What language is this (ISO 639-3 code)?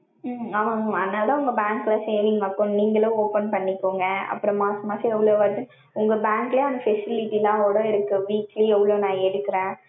tam